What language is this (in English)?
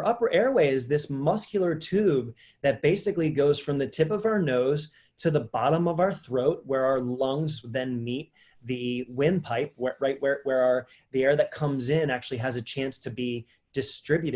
English